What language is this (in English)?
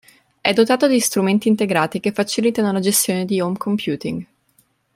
Italian